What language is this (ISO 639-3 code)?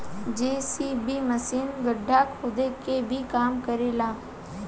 bho